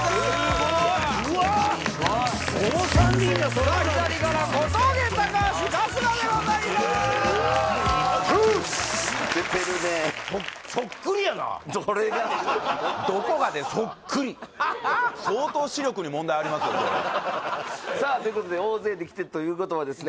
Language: Japanese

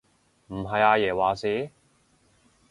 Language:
Cantonese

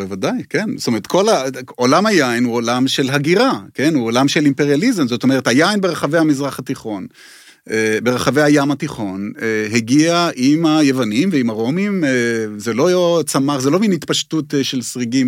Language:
Hebrew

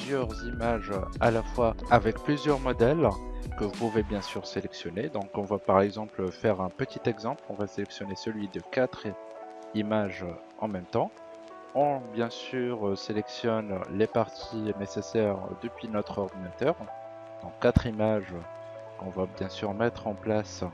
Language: French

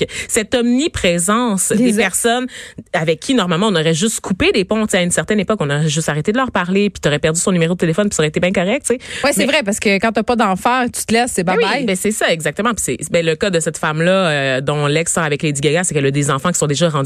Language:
French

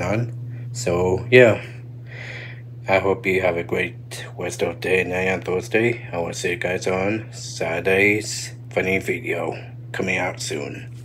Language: English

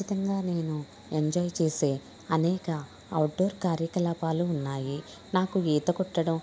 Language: Telugu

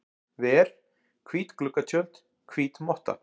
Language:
Icelandic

